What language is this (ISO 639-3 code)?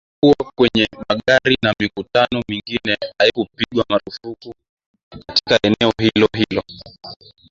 swa